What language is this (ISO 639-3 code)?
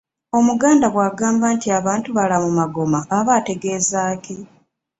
lug